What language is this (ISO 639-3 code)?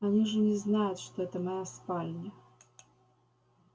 rus